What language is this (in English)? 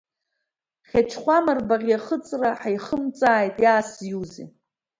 Abkhazian